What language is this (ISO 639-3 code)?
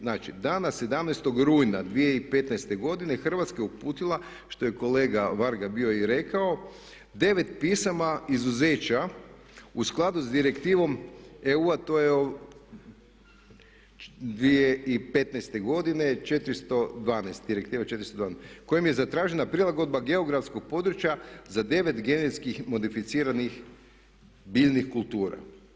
hrv